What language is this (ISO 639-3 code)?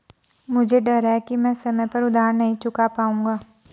hin